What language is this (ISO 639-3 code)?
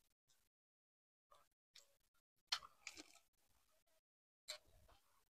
vie